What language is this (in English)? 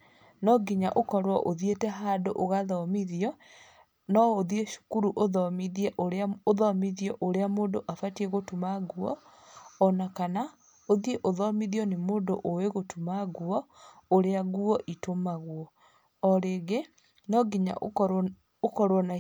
Kikuyu